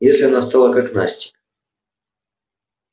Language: Russian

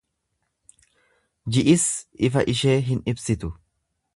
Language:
Oromo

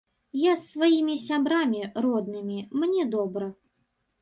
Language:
Belarusian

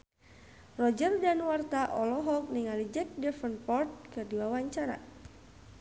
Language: Sundanese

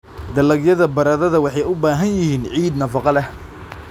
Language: Somali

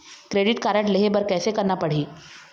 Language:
Chhattisgarhi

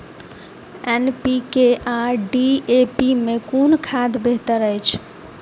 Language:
Maithili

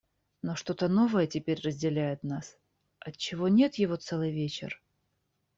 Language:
Russian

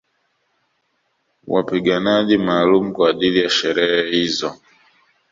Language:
Swahili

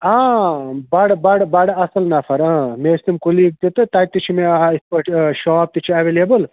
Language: Kashmiri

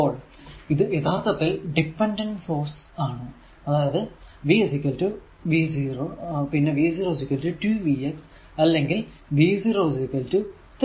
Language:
Malayalam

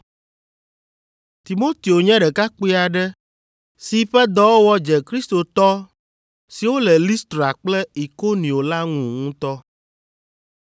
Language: Ewe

